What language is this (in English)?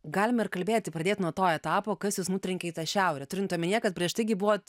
Lithuanian